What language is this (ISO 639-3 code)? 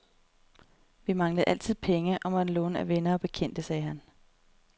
dan